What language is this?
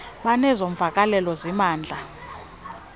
Xhosa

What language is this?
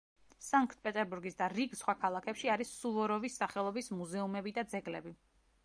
Georgian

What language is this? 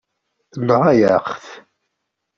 Kabyle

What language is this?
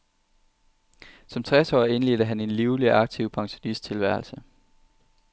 Danish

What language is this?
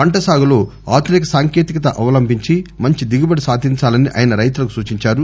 Telugu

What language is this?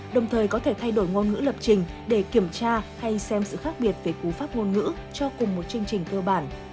Vietnamese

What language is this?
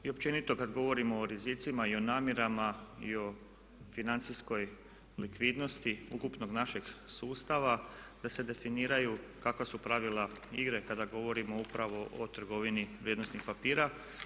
Croatian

